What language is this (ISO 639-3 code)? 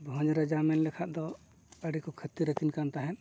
sat